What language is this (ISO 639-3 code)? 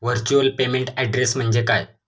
mar